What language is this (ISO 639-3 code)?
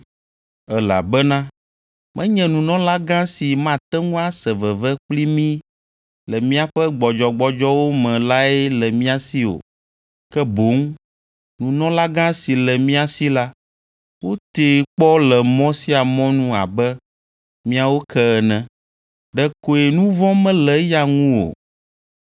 ewe